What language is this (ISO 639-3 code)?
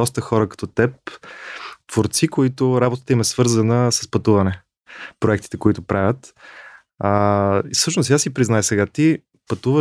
bul